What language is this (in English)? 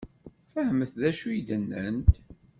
Kabyle